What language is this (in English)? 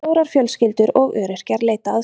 Icelandic